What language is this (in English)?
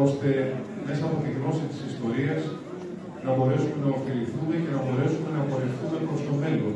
Greek